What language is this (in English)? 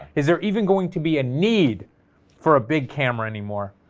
English